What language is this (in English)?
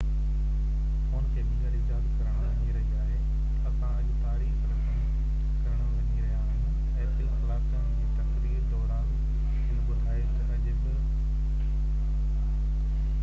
Sindhi